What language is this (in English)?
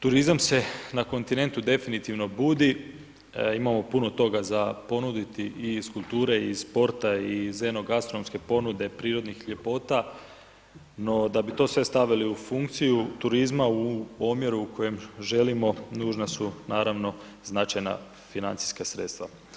Croatian